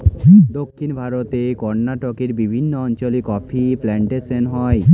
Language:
Bangla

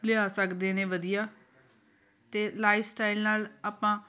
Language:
Punjabi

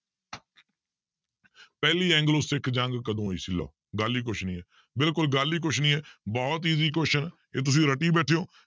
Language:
Punjabi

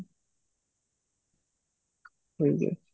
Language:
Odia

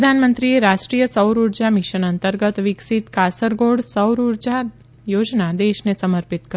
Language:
Gujarati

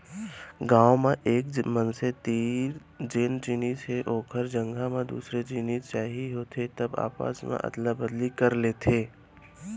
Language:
Chhattisgarhi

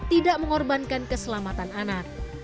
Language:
Indonesian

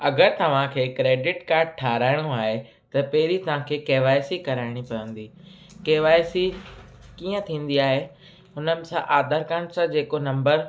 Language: Sindhi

